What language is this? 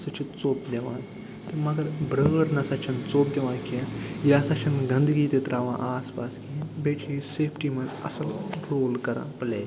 Kashmiri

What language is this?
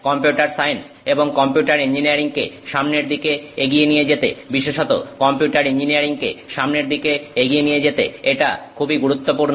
Bangla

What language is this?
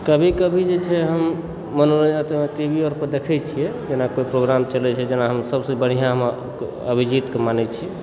Maithili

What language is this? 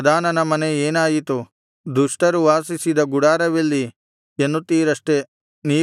Kannada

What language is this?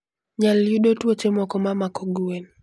Luo (Kenya and Tanzania)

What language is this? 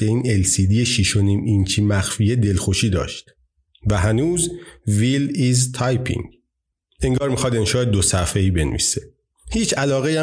Persian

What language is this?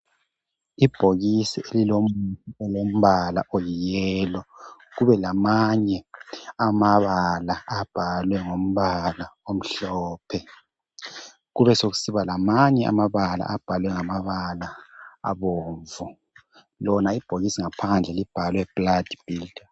North Ndebele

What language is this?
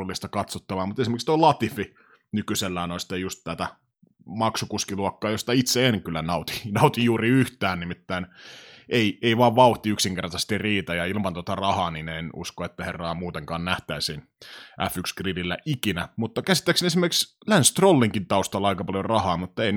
Finnish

